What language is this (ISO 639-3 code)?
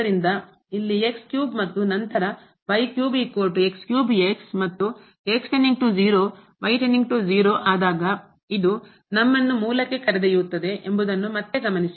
kan